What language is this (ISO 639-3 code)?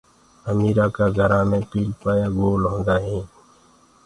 ggg